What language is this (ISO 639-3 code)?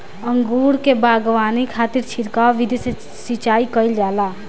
bho